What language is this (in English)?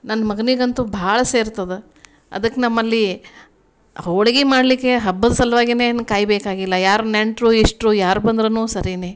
Kannada